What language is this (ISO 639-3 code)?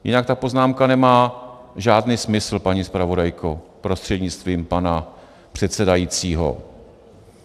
ces